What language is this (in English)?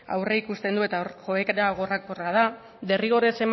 Basque